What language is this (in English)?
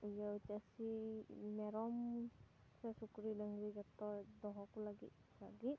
Santali